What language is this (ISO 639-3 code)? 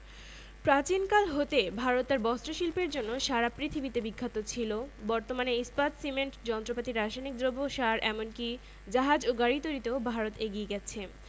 ben